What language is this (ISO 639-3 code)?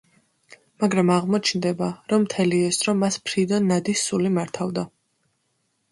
kat